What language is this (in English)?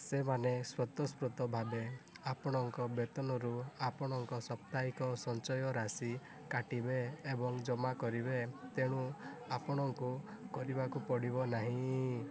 Odia